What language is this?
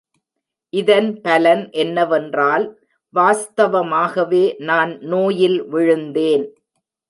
Tamil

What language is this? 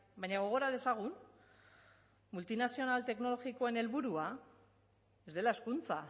Basque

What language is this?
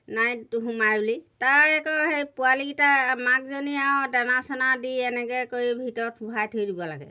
Assamese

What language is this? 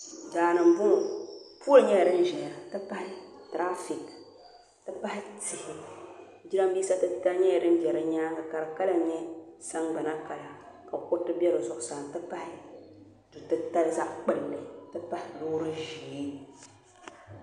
Dagbani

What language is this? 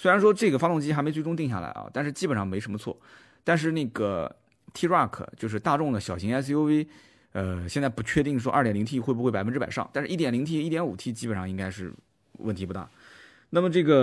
Chinese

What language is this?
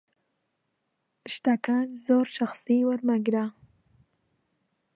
Central Kurdish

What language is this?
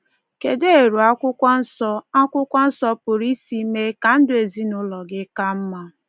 Igbo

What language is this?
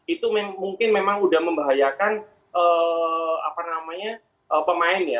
Indonesian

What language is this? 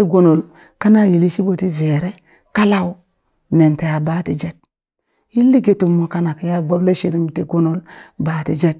Burak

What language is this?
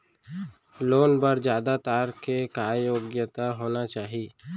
Chhattisgarhi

